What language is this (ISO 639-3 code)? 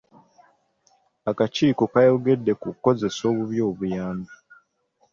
lug